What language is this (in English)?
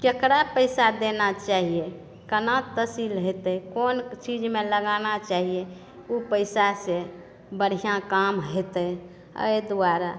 Maithili